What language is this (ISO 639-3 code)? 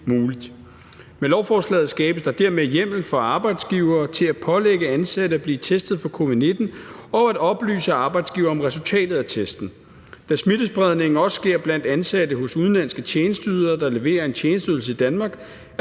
dan